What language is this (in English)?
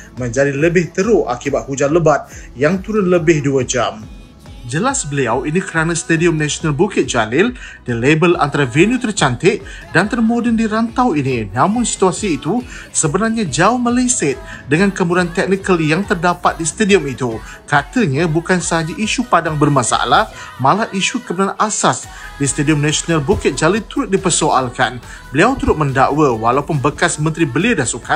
Malay